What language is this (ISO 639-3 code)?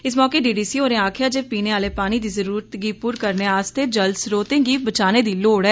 doi